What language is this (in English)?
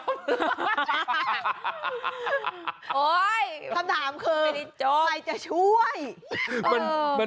Thai